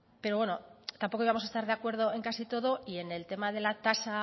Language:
Spanish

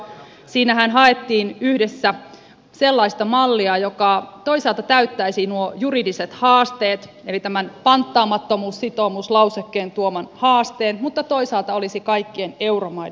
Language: Finnish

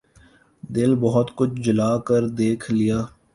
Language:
Urdu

